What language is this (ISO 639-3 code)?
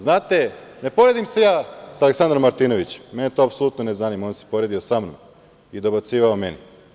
srp